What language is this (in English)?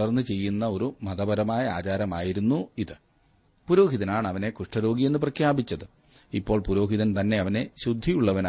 Malayalam